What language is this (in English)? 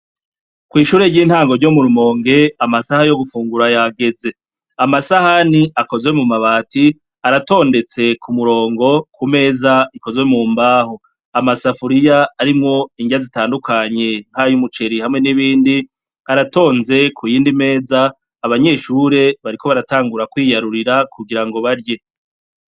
Rundi